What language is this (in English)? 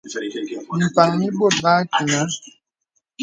Bebele